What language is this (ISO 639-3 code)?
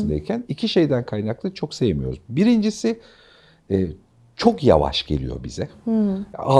tur